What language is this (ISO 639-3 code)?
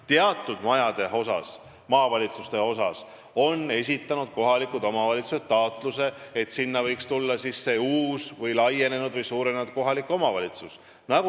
est